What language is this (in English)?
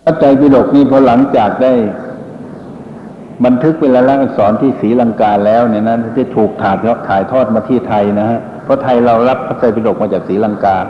Thai